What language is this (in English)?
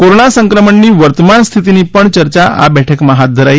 Gujarati